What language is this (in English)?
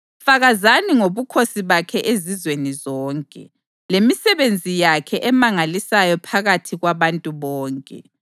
North Ndebele